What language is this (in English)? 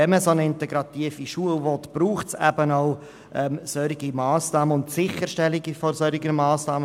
Swiss German